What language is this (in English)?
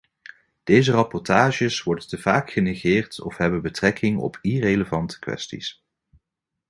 Dutch